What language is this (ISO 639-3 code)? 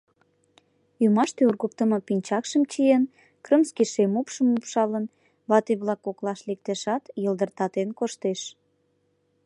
chm